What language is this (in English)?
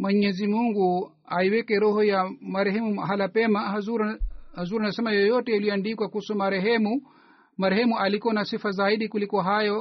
Swahili